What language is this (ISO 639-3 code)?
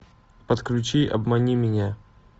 rus